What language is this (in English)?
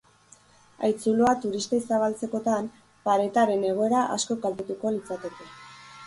Basque